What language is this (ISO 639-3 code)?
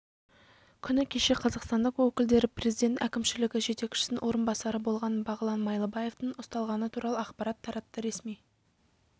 kaz